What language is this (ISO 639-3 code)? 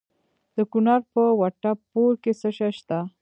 pus